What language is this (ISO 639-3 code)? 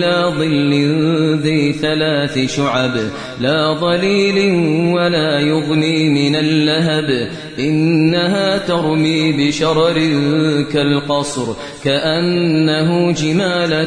ara